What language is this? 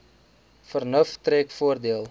Afrikaans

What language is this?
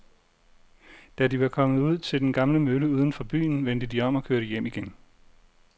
Danish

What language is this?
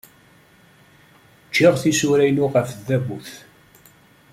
Kabyle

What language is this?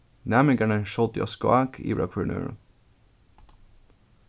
Faroese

